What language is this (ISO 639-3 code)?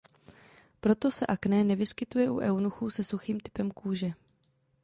ces